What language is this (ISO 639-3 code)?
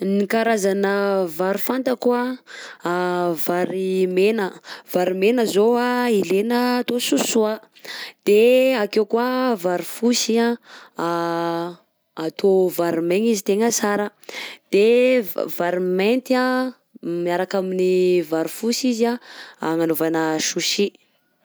bzc